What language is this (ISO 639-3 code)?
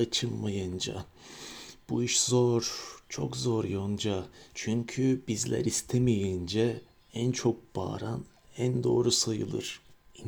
tur